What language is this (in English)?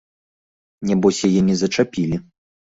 Belarusian